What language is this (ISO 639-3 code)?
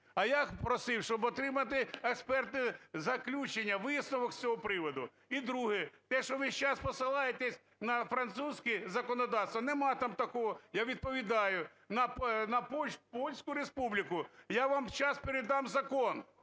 ukr